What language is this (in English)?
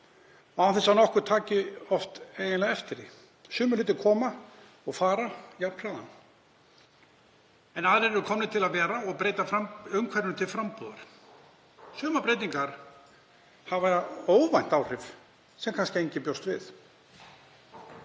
Icelandic